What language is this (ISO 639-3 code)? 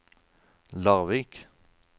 nor